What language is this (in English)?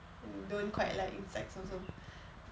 English